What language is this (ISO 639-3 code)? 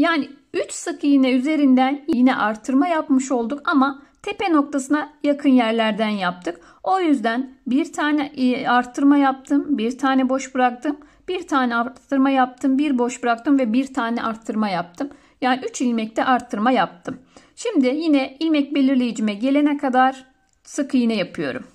tur